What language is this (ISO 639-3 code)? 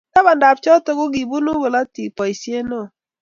kln